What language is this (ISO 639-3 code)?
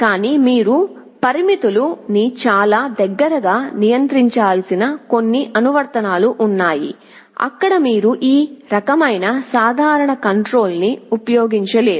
tel